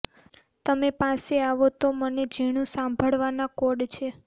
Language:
Gujarati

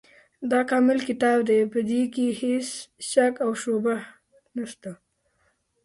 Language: Pashto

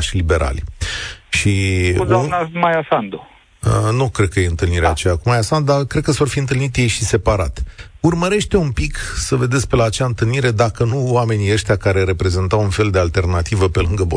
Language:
Romanian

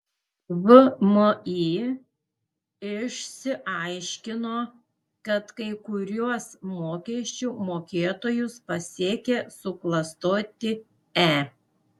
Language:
Lithuanian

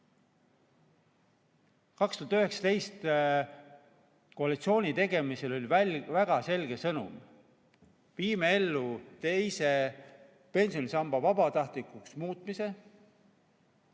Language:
Estonian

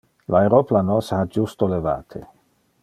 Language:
Interlingua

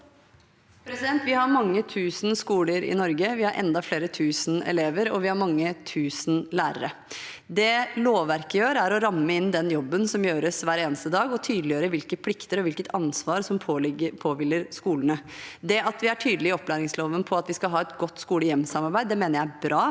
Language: Norwegian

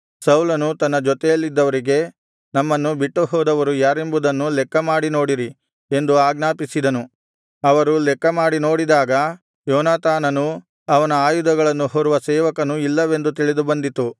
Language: Kannada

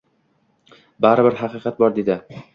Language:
Uzbek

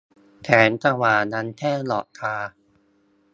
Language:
Thai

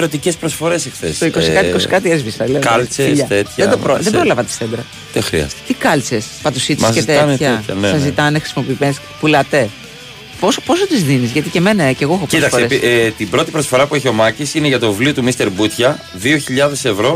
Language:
Greek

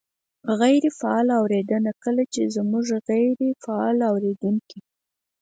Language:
Pashto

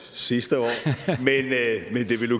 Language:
Danish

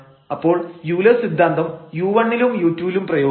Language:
Malayalam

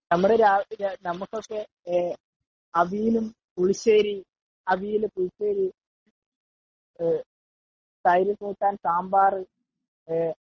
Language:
Malayalam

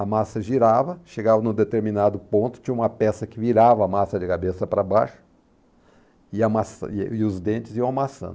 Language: Portuguese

